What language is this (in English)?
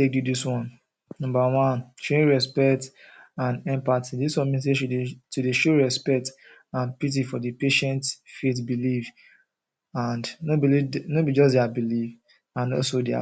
Nigerian Pidgin